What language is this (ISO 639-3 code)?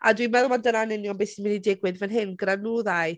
cym